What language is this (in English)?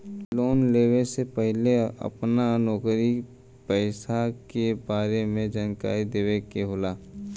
Bhojpuri